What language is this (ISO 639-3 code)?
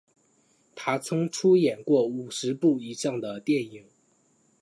zho